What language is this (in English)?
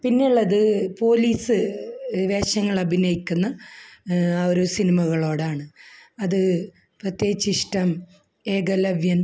Malayalam